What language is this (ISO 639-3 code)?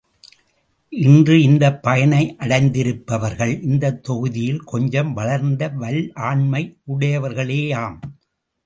tam